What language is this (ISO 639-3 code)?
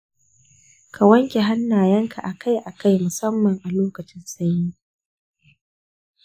hau